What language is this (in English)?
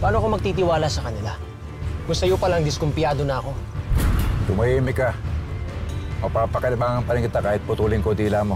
Filipino